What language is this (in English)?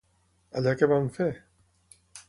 Catalan